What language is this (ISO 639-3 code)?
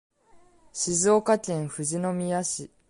jpn